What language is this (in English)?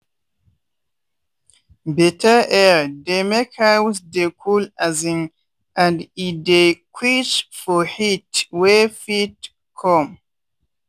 Nigerian Pidgin